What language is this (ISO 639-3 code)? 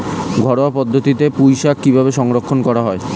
ben